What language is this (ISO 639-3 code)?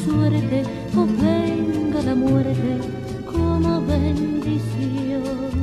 ind